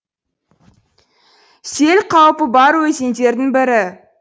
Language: Kazakh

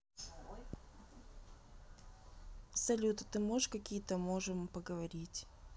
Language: Russian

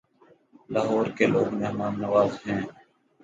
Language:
Urdu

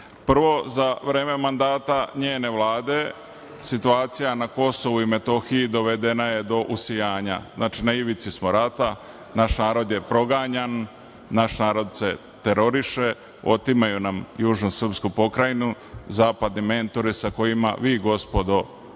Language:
Serbian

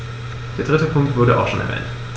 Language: German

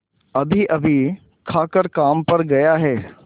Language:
Hindi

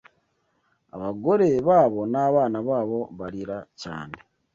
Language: Kinyarwanda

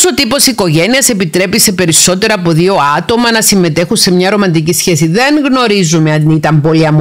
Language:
Greek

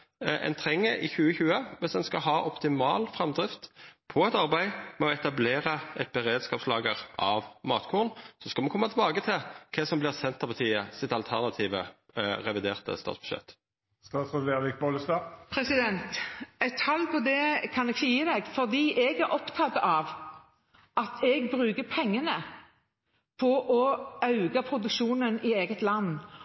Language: Norwegian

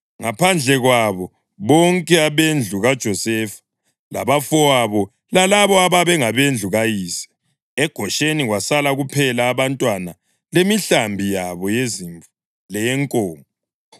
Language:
North Ndebele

